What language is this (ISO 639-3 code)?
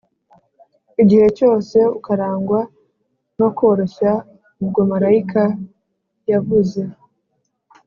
kin